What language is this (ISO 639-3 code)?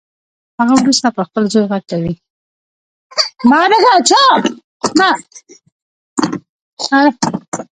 pus